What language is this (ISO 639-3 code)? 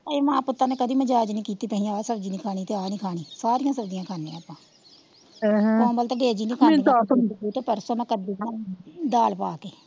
pan